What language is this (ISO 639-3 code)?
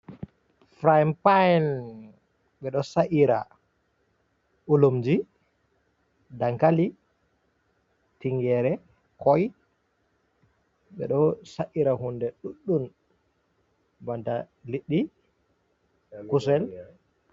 ful